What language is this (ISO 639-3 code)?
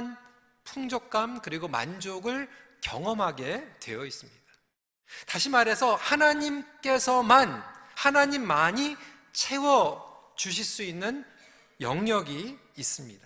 kor